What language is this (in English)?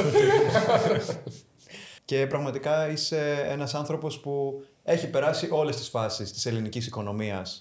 Greek